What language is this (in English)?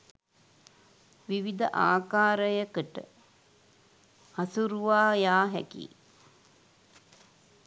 Sinhala